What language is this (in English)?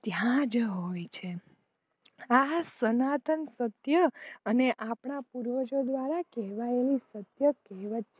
Gujarati